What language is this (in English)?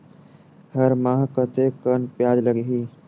Chhattisgarhi